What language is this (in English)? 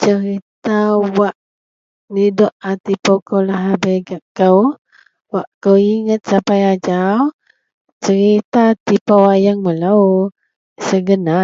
Central Melanau